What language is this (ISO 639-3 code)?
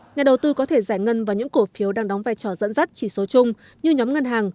vie